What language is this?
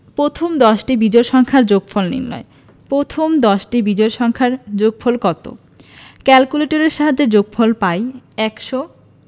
Bangla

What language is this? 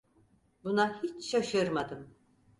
Turkish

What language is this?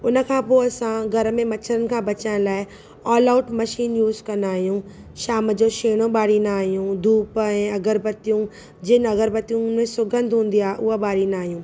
Sindhi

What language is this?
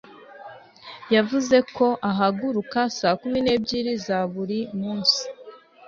Kinyarwanda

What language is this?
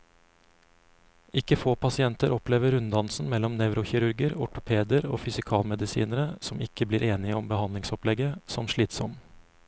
Norwegian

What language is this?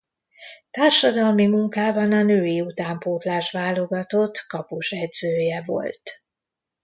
Hungarian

